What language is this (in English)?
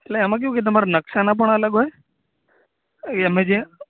Gujarati